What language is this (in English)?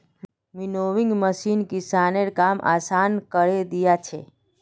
Magahi